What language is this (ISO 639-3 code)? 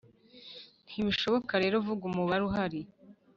kin